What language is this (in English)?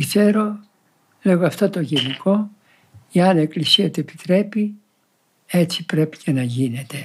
Greek